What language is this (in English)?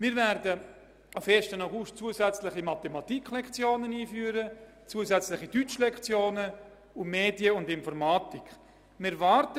Swiss German